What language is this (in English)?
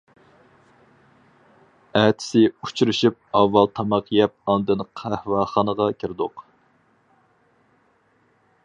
Uyghur